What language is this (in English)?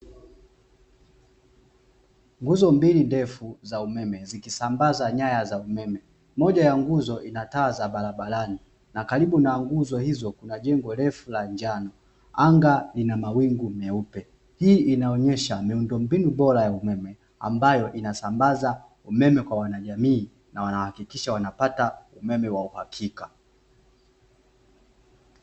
Swahili